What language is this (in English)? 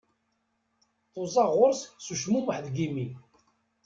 Kabyle